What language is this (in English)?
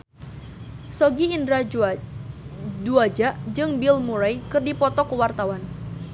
Sundanese